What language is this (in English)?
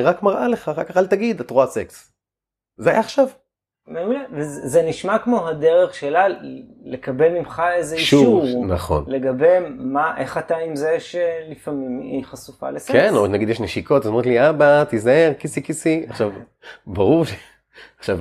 Hebrew